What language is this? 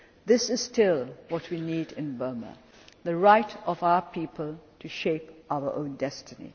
English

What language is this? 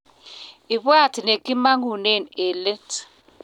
Kalenjin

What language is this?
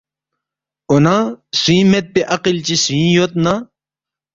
Balti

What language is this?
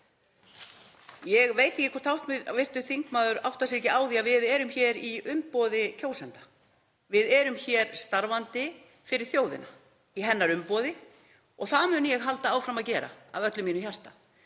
Icelandic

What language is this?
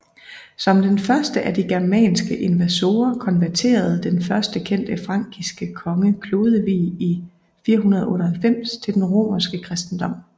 Danish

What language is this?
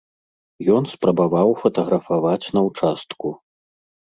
Belarusian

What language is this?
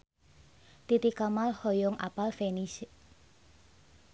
Sundanese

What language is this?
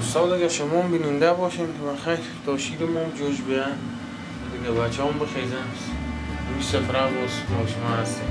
Arabic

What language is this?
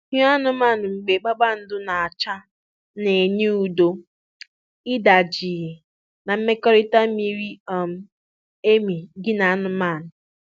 Igbo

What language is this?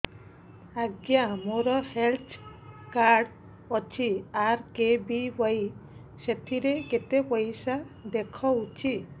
Odia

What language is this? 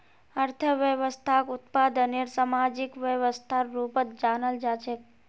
Magahi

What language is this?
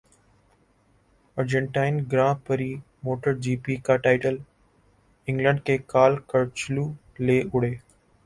Urdu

